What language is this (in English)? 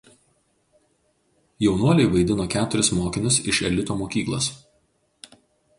Lithuanian